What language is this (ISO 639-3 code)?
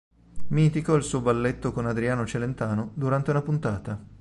ita